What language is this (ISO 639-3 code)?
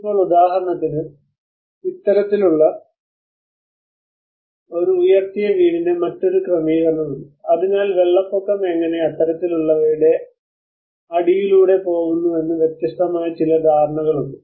mal